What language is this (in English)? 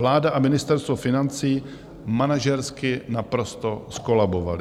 Czech